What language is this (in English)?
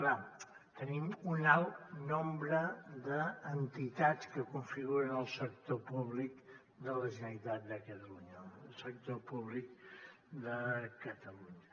Catalan